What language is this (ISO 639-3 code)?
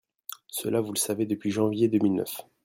fra